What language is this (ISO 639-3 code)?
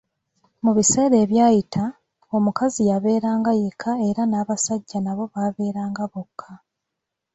lug